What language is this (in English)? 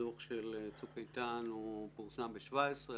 Hebrew